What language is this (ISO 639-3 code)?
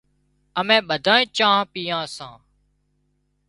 kxp